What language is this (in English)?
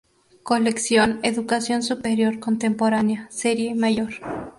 Spanish